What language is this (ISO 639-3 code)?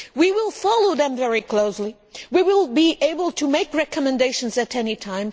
eng